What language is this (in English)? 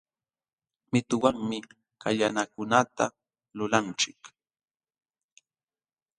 Jauja Wanca Quechua